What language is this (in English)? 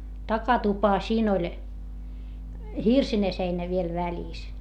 Finnish